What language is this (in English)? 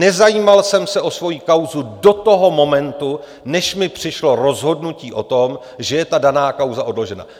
Czech